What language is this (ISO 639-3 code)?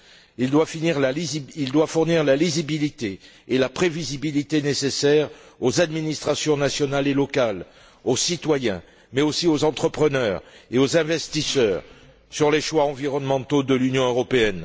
fra